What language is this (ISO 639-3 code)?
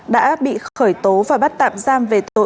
vie